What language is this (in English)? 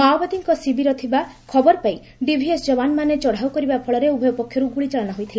Odia